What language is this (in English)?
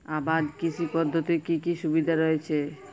Bangla